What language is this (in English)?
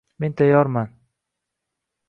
Uzbek